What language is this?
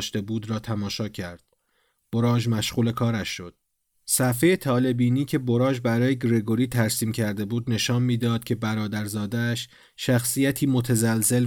Persian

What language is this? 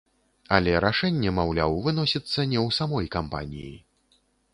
Belarusian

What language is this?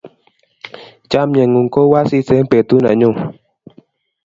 Kalenjin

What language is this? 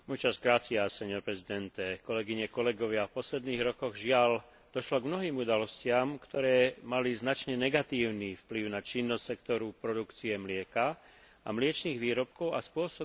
Slovak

